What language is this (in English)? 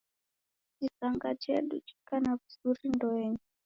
Taita